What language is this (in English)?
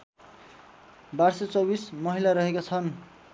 Nepali